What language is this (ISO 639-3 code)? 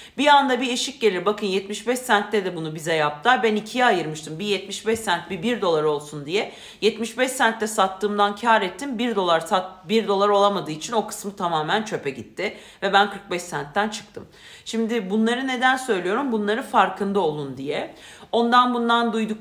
tur